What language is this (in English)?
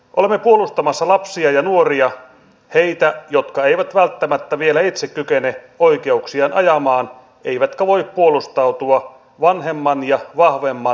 Finnish